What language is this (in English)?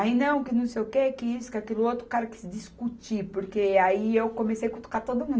Portuguese